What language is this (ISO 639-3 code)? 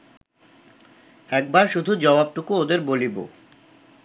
ben